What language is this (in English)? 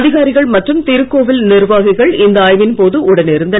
Tamil